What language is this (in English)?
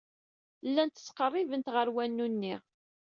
Kabyle